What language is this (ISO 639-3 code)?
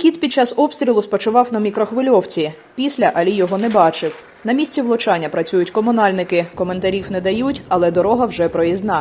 ukr